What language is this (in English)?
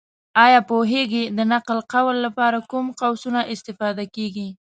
Pashto